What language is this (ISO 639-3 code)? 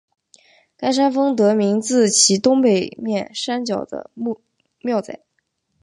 zho